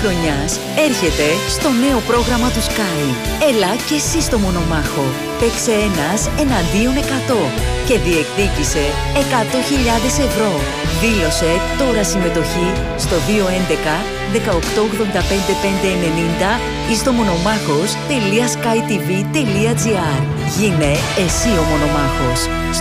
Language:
Greek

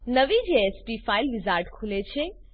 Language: Gujarati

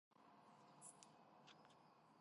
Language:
Georgian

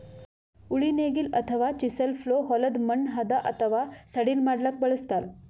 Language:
Kannada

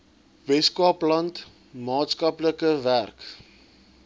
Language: Afrikaans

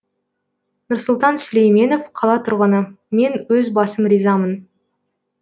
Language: Kazakh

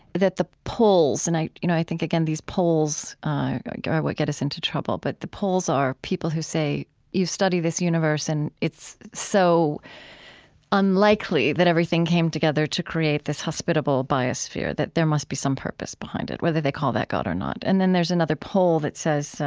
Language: English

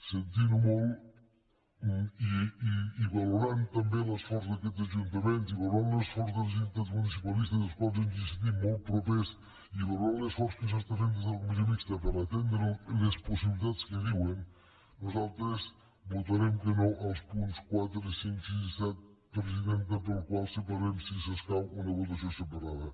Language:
Catalan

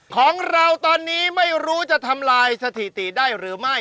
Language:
Thai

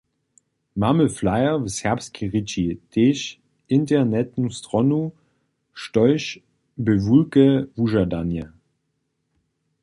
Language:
Upper Sorbian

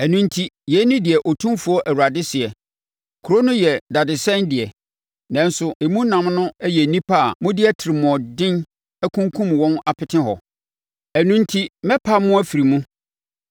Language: Akan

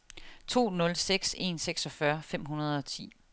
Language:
Danish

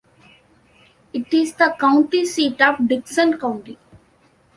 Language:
English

